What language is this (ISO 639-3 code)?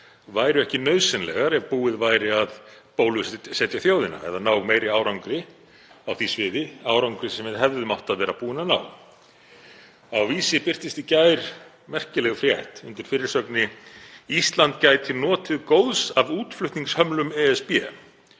isl